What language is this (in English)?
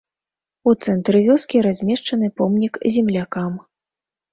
Belarusian